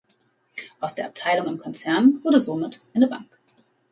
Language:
German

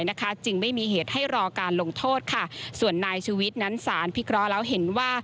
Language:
Thai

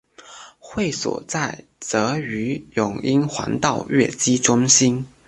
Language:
Chinese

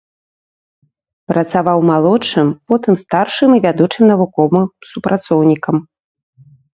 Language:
Belarusian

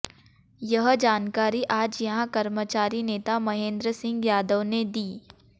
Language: Hindi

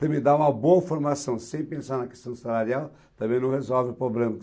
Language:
Portuguese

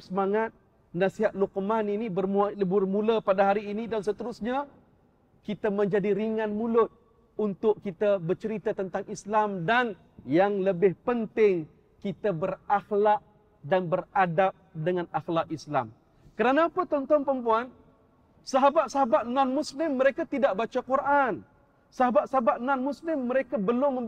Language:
Malay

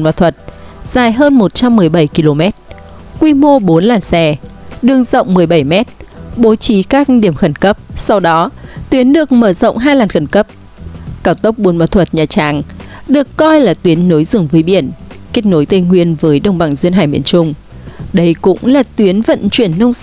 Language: Vietnamese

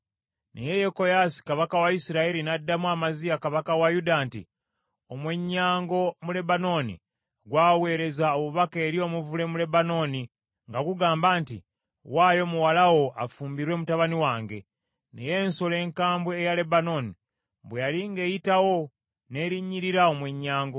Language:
Ganda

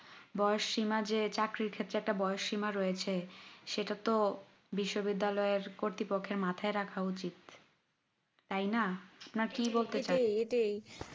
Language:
Bangla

